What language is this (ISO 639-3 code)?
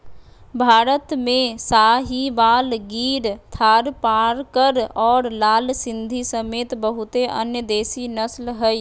mag